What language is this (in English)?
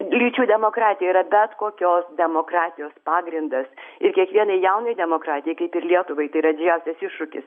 Lithuanian